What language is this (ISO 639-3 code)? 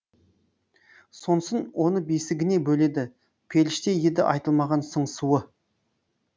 kaz